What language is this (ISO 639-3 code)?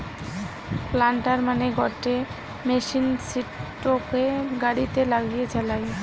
ben